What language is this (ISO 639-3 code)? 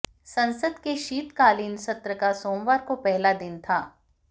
hin